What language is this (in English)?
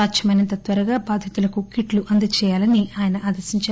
Telugu